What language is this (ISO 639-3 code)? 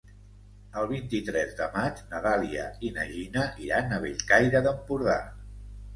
cat